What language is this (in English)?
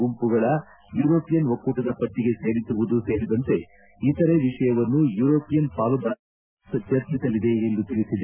Kannada